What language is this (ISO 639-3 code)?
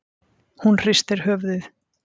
isl